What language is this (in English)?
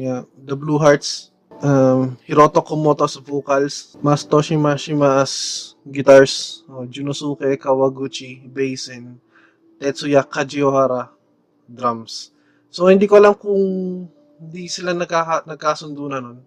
Filipino